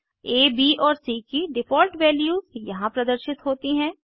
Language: Hindi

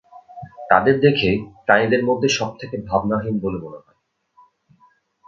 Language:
Bangla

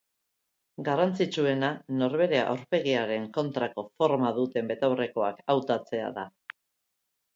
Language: Basque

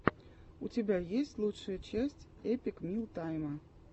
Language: Russian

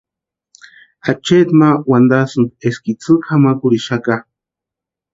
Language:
Western Highland Purepecha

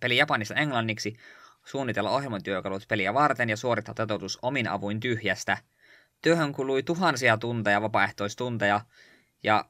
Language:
Finnish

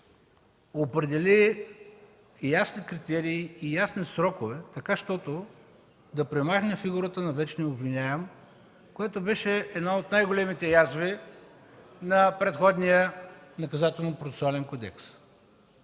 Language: Bulgarian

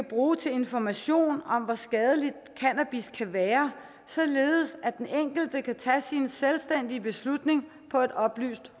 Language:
Danish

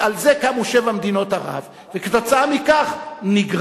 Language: Hebrew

